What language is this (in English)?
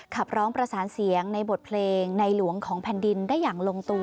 Thai